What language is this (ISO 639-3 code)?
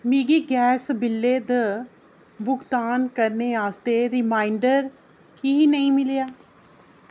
doi